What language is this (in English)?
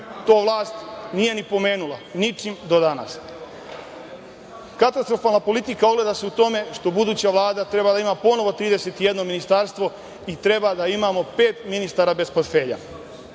Serbian